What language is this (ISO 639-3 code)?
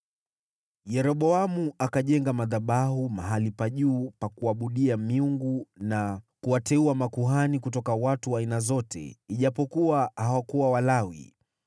swa